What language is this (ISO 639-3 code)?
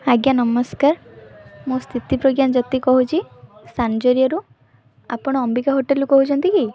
ori